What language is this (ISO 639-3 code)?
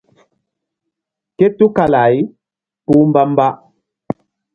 mdd